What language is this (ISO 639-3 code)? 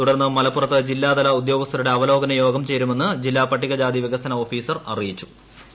mal